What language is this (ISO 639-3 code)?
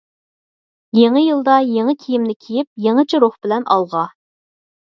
uig